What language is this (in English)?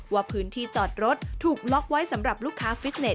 Thai